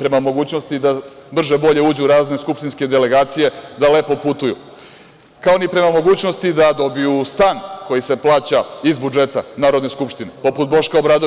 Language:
Serbian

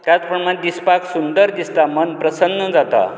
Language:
Konkani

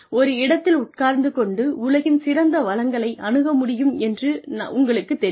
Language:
Tamil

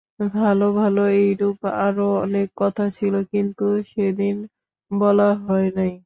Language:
Bangla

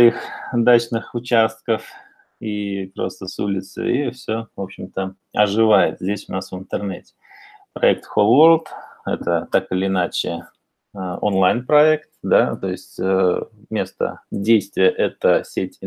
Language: Russian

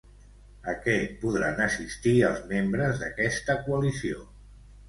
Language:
Catalan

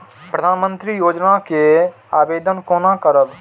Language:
Maithili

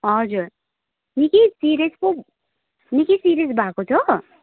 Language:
Nepali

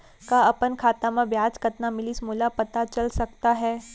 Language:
Chhattisgarhi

